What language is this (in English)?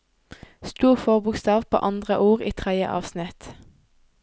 Norwegian